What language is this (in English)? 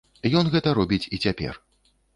Belarusian